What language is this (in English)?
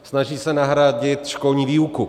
Czech